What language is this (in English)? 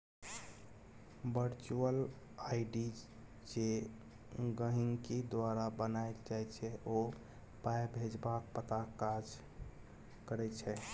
Maithili